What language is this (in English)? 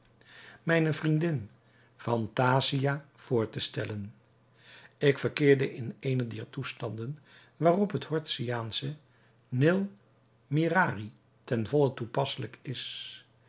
Dutch